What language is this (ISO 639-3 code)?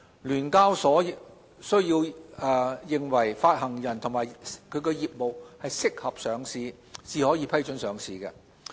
yue